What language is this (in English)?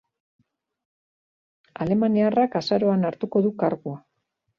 Basque